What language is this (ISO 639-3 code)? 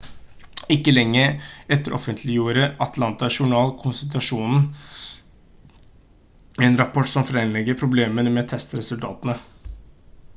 nob